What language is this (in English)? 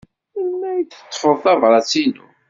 Kabyle